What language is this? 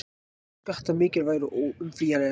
Icelandic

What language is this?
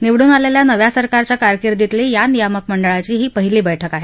Marathi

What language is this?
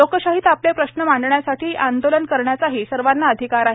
Marathi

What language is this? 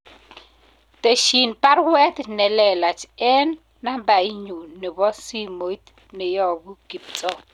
Kalenjin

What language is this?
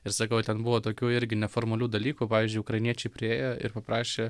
Lithuanian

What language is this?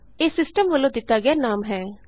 Punjabi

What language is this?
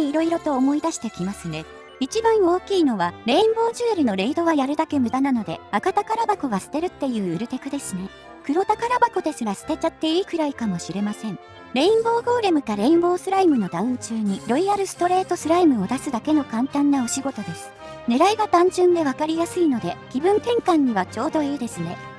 Japanese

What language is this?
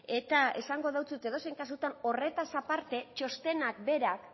Basque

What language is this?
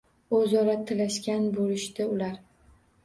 Uzbek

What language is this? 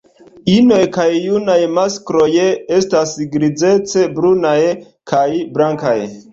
Esperanto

